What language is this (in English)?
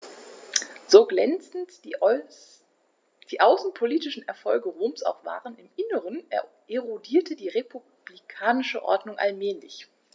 German